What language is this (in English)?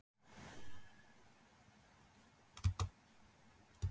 Icelandic